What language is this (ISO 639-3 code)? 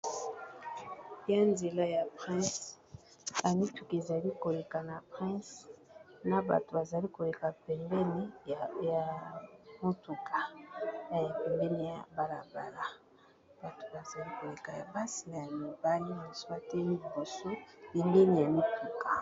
lin